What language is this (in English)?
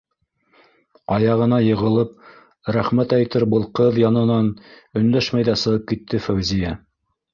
Bashkir